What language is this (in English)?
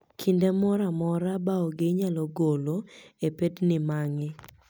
Luo (Kenya and Tanzania)